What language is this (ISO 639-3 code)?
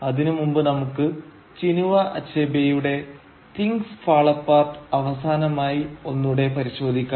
mal